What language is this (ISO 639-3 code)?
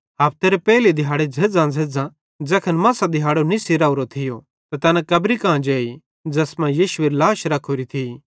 bhd